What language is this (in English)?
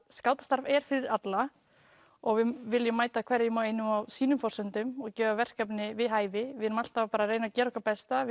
Icelandic